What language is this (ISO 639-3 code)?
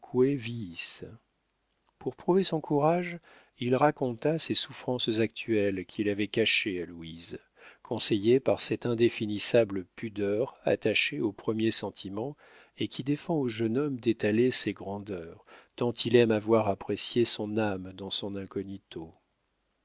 fra